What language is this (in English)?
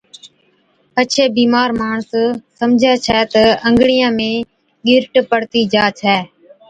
Od